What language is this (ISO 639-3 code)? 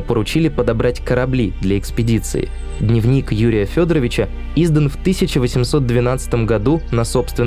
rus